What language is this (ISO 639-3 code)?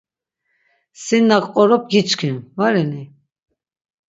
lzz